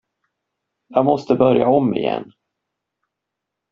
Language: Swedish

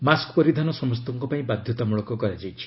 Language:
Odia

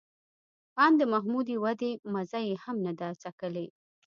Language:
Pashto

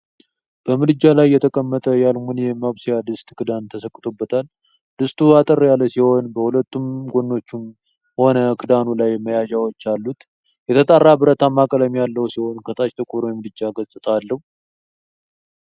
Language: Amharic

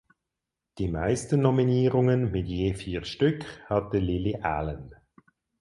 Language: German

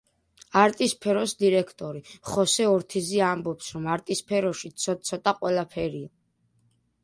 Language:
Georgian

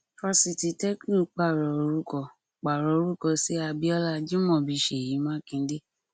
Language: Yoruba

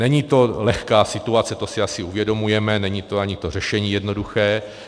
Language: Czech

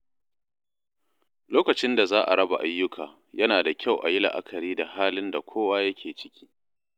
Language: Hausa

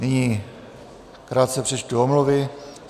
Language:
Czech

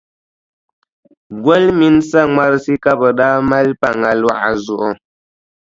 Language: Dagbani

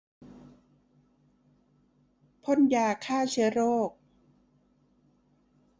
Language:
Thai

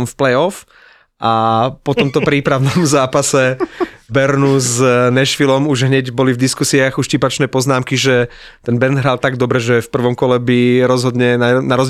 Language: Slovak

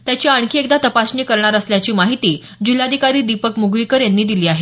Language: Marathi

